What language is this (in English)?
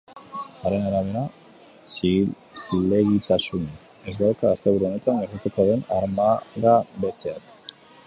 Basque